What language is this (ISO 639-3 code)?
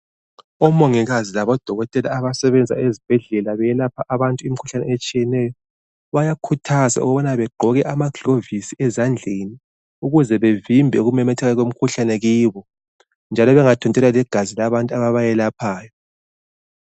nde